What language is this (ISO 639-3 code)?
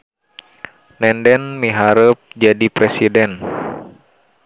sun